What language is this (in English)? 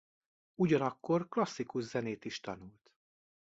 Hungarian